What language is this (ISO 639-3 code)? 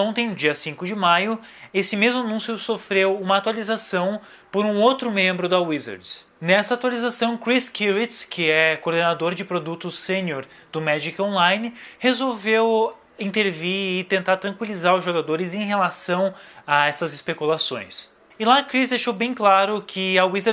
por